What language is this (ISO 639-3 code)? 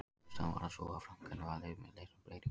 isl